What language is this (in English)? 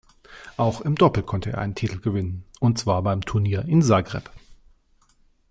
German